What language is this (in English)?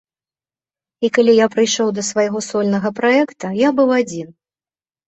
Belarusian